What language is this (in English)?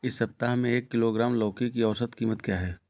Hindi